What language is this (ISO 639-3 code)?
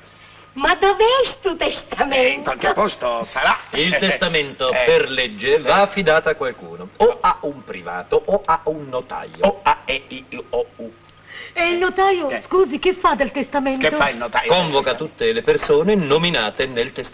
ita